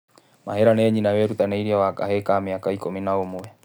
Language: Kikuyu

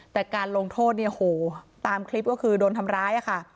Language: Thai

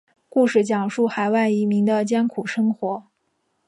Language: Chinese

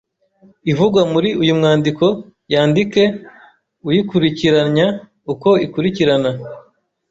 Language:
Kinyarwanda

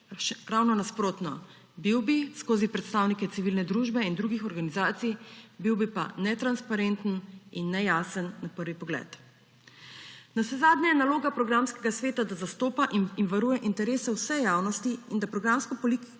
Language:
Slovenian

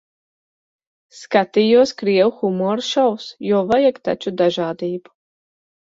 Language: Latvian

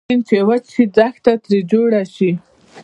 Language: Pashto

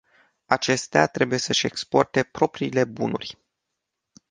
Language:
Romanian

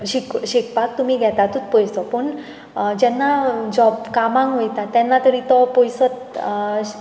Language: Konkani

